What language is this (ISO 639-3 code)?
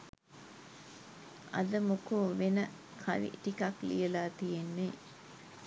sin